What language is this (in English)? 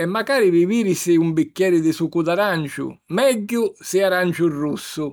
Sicilian